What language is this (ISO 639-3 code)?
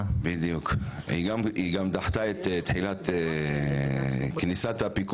heb